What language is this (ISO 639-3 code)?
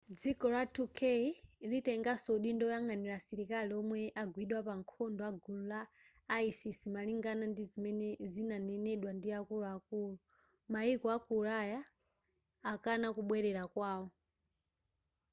nya